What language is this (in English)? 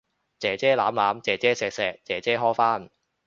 Cantonese